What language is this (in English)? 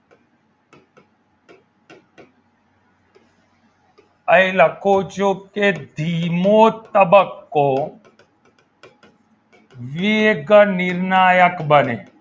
Gujarati